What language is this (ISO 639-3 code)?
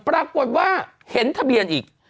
tha